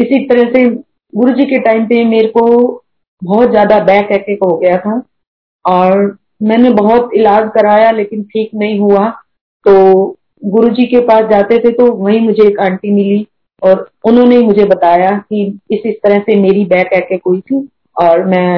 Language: Hindi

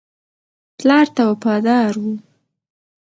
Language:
Pashto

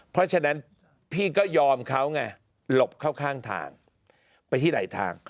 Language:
Thai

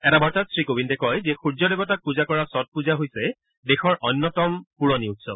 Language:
Assamese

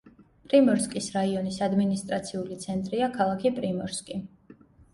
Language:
Georgian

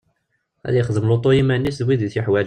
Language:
Kabyle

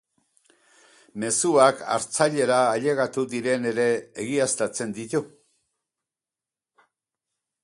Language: Basque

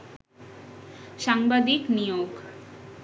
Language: Bangla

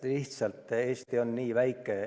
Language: Estonian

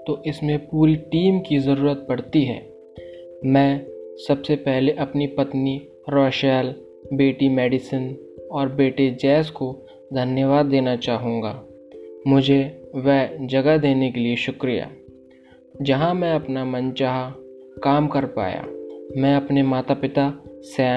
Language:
Hindi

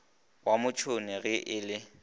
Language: Northern Sotho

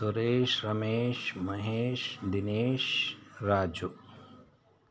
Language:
Kannada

